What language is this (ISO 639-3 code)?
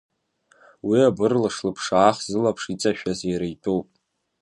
abk